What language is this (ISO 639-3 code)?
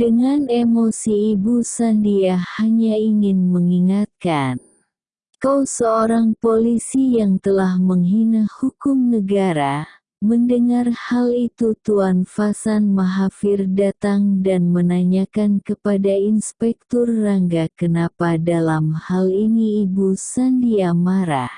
ind